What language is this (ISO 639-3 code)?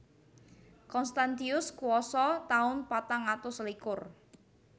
jav